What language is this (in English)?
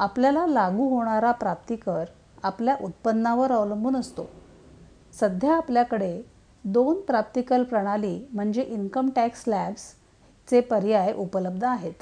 Marathi